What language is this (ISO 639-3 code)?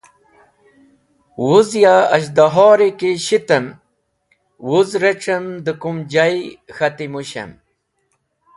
wbl